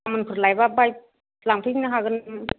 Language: Bodo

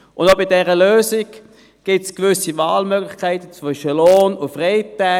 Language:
Swiss German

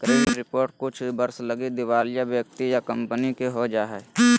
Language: Magahi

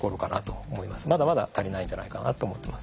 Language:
Japanese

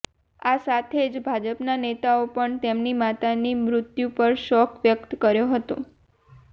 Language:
Gujarati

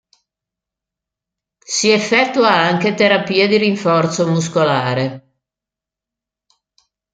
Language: Italian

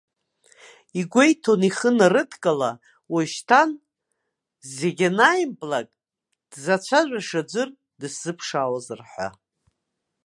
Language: Abkhazian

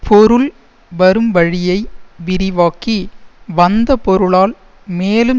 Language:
Tamil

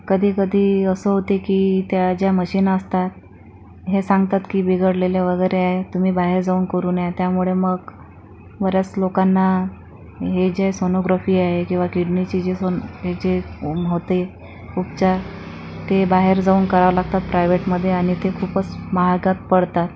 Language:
Marathi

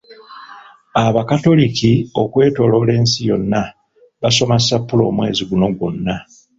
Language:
Ganda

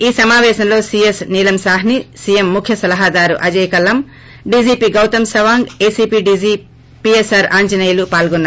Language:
Telugu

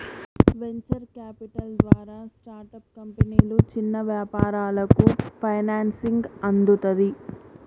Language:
Telugu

